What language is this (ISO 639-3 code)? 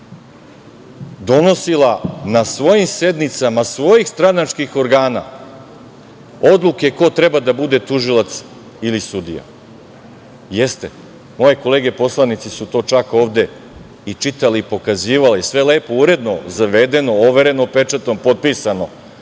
srp